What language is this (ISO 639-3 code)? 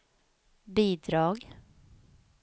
swe